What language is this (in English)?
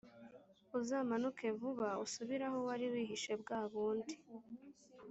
Kinyarwanda